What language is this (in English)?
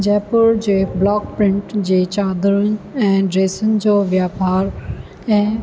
Sindhi